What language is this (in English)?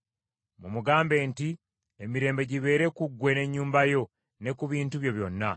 Ganda